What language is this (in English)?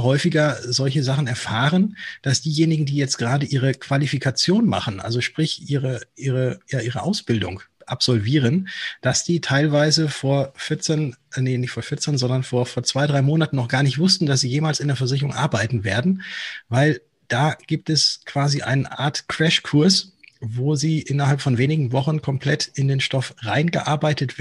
German